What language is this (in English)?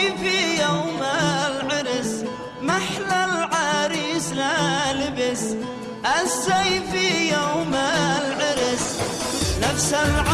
Arabic